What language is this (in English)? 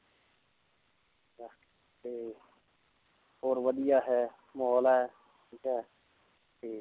Punjabi